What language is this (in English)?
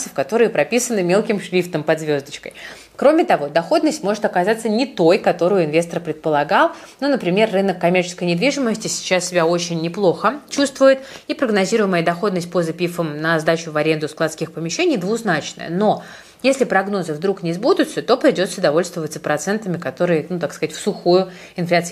Russian